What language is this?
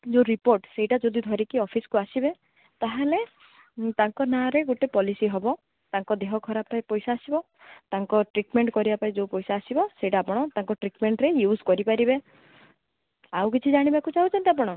Odia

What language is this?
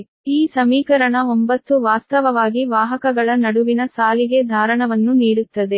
Kannada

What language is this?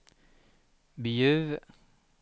Swedish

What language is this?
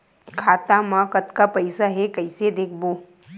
Chhattisgarhi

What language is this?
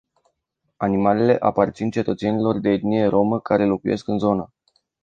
Romanian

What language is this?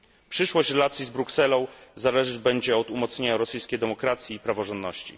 Polish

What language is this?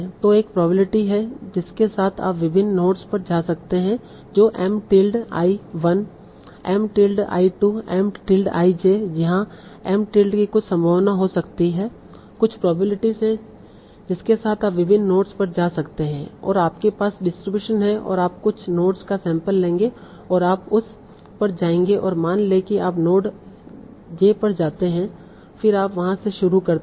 Hindi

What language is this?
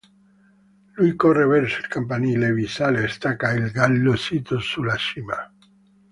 Italian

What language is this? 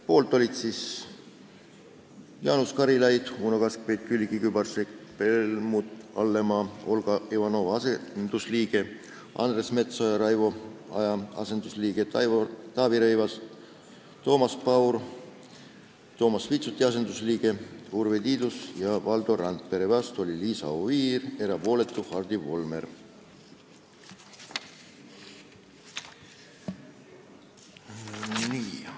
Estonian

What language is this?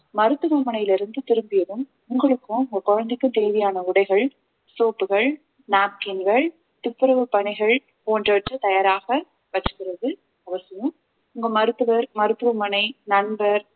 Tamil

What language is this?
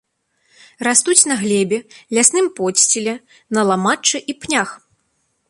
Belarusian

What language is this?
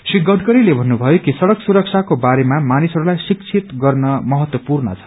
Nepali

